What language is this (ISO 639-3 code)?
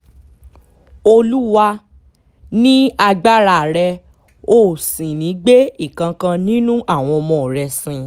yor